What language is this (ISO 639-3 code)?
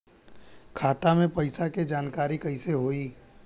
bho